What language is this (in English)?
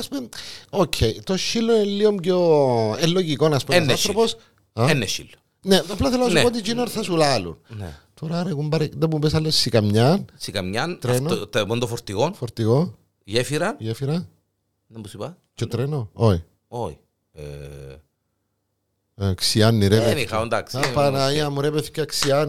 Greek